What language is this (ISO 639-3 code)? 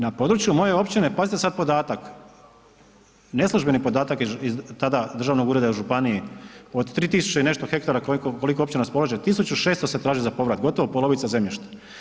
hrv